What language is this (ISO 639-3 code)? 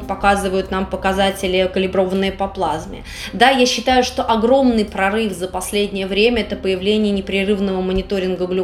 rus